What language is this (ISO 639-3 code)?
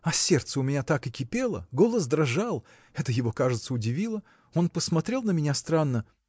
rus